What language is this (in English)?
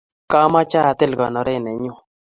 Kalenjin